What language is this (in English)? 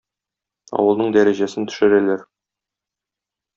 Tatar